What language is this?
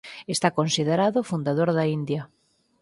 Galician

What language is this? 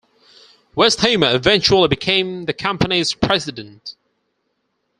English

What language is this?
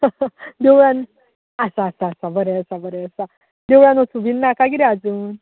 Konkani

